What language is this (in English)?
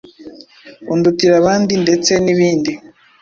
Kinyarwanda